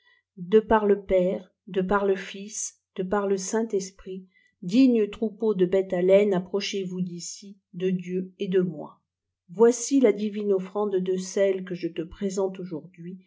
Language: French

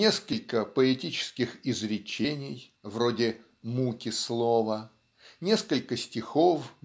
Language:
Russian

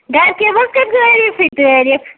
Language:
Kashmiri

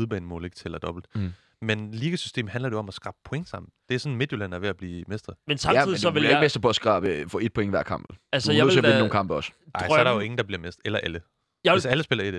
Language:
Danish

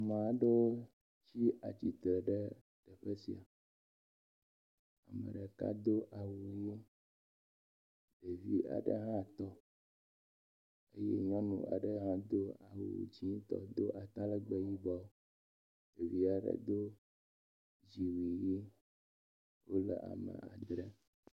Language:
Ewe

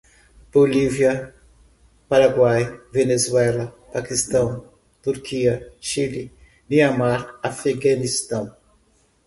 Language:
Portuguese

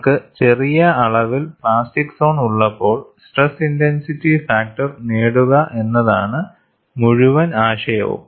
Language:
Malayalam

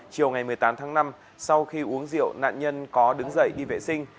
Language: Vietnamese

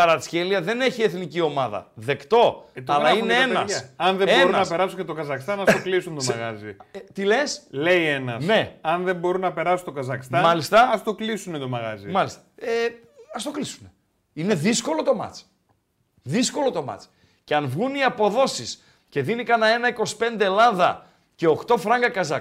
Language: Greek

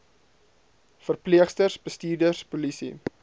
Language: Afrikaans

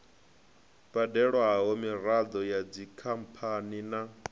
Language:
Venda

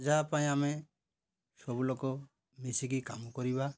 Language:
Odia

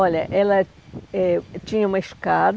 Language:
Portuguese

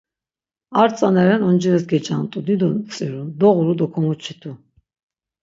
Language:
Laz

